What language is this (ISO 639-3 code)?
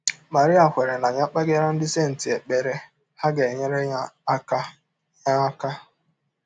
ibo